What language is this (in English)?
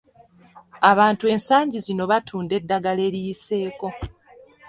Ganda